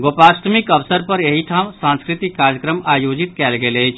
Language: Maithili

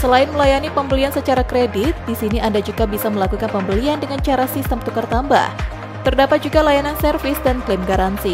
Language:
Indonesian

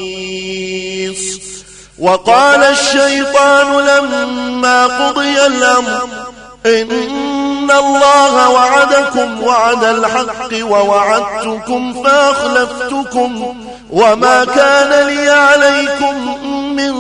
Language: Arabic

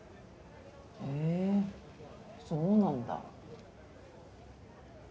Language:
Japanese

